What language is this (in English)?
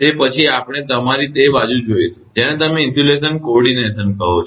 Gujarati